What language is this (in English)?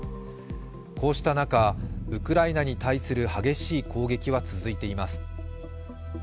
Japanese